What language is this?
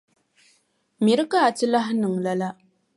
Dagbani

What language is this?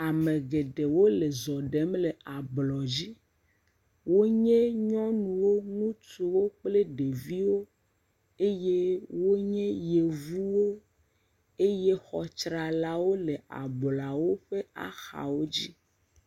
Ewe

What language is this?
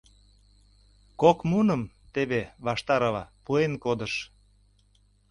Mari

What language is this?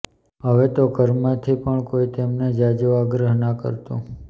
Gujarati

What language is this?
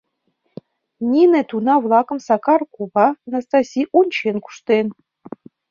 Mari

